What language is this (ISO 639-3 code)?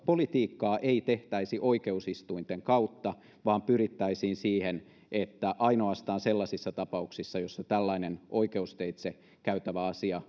fin